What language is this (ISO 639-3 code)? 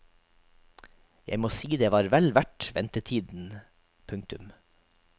nor